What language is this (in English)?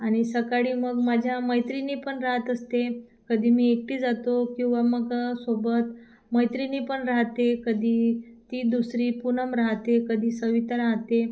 Marathi